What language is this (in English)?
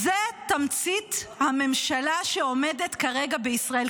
Hebrew